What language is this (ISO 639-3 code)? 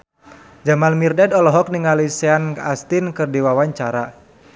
sun